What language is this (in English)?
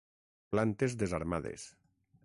Catalan